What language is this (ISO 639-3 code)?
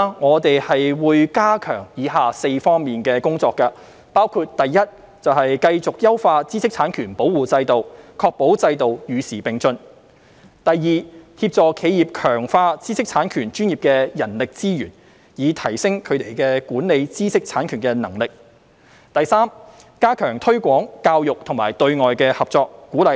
yue